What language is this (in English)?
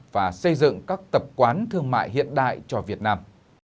Vietnamese